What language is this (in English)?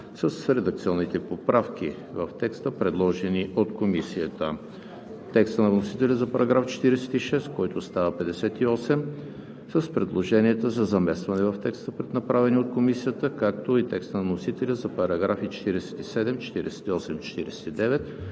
Bulgarian